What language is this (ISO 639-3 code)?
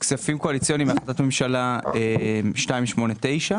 heb